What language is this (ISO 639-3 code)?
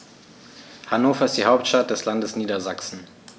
deu